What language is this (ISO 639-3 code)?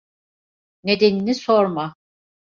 tur